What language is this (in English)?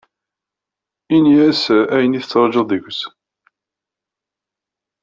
Kabyle